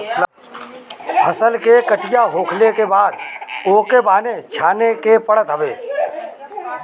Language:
Bhojpuri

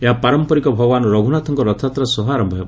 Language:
Odia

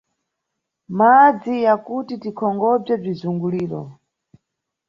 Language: Nyungwe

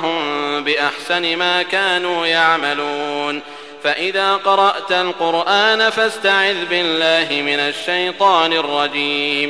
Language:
Arabic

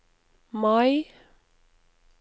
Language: Norwegian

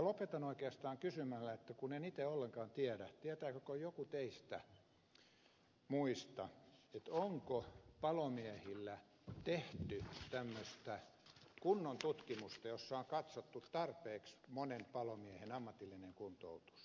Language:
Finnish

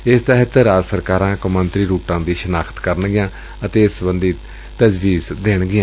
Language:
Punjabi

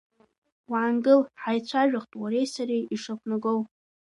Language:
Abkhazian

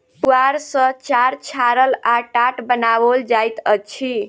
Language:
Maithili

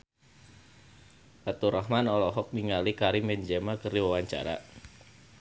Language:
Sundanese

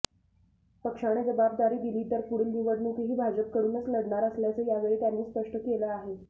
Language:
Marathi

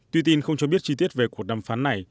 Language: Vietnamese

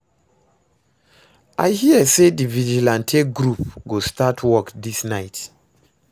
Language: Nigerian Pidgin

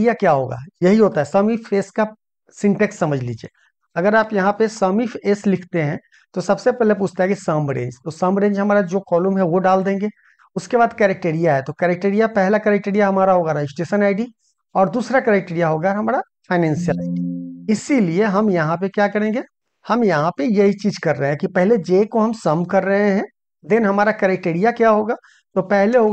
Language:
Hindi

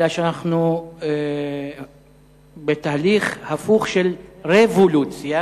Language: Hebrew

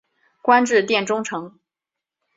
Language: Chinese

